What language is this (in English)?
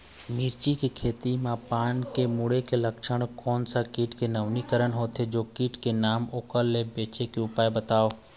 Chhattisgarhi